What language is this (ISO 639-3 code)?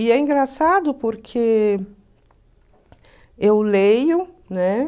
por